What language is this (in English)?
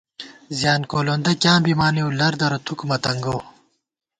Gawar-Bati